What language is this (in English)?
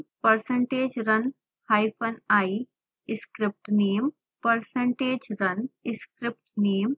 Hindi